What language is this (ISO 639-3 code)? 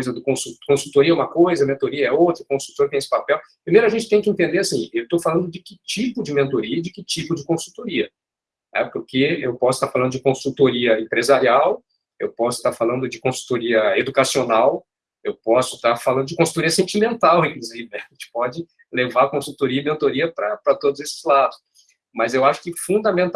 por